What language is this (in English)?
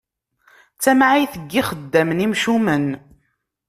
Kabyle